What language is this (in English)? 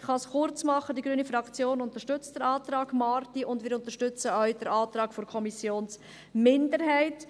Swiss German